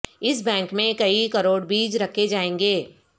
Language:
Urdu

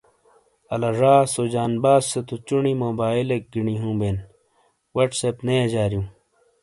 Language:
Shina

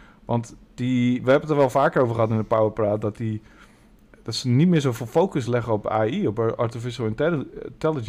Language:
Dutch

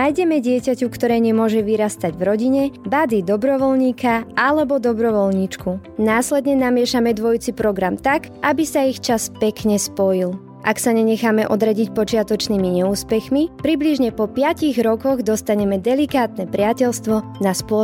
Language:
Slovak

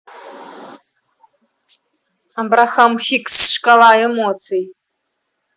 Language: Russian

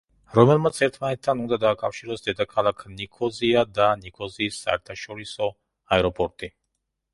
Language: Georgian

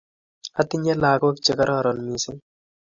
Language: Kalenjin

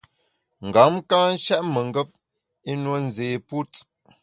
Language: Bamun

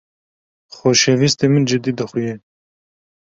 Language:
Kurdish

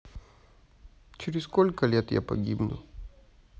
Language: Russian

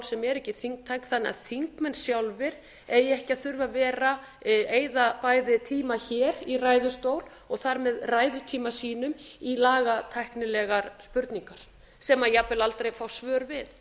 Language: Icelandic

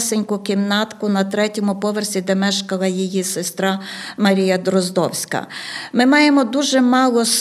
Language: Ukrainian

